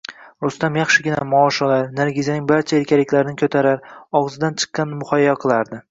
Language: Uzbek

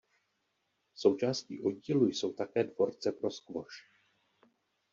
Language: Czech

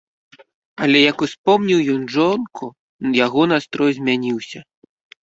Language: Belarusian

